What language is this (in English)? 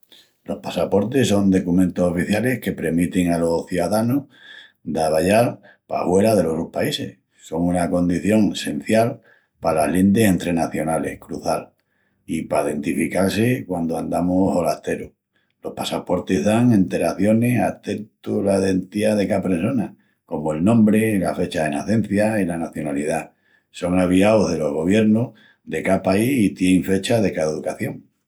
Extremaduran